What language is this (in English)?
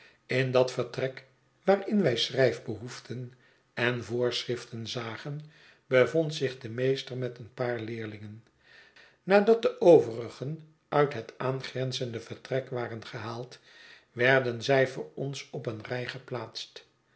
Dutch